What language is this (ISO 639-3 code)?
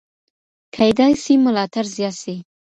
pus